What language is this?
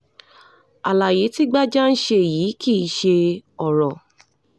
Yoruba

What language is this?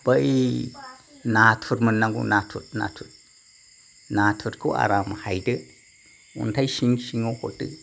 Bodo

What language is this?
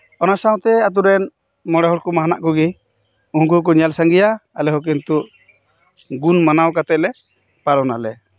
Santali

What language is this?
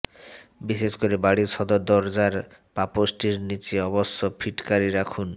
Bangla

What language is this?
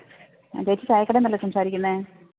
Malayalam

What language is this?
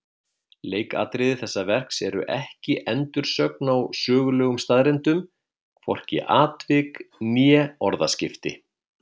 Icelandic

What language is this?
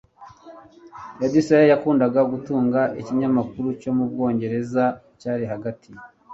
Kinyarwanda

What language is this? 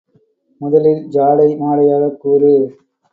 Tamil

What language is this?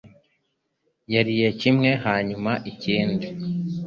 Kinyarwanda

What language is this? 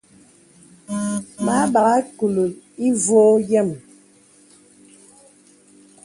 Bebele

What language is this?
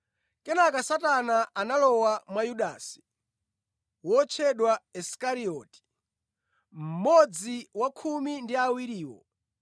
Nyanja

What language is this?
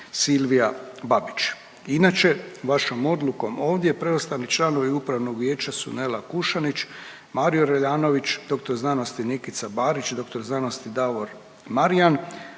Croatian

